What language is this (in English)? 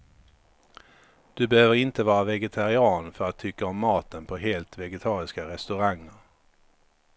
Swedish